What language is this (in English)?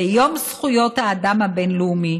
Hebrew